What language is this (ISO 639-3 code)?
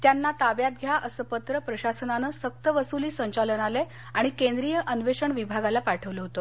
mar